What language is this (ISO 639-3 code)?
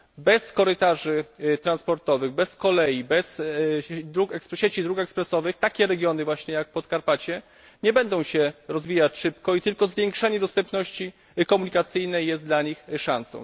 pol